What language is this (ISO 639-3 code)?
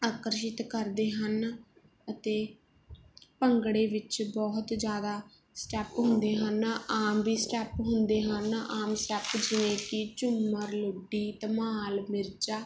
pan